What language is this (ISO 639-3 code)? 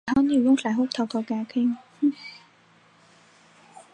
zho